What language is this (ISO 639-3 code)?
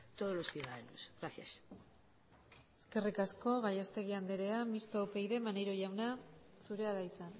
eus